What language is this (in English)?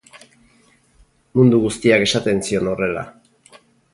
Basque